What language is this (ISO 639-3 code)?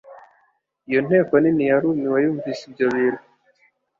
kin